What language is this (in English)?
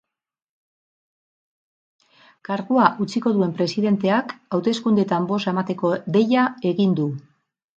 Basque